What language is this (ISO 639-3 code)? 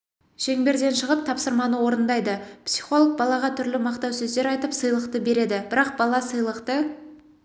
kaz